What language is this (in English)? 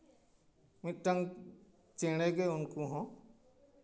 Santali